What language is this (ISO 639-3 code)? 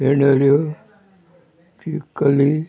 kok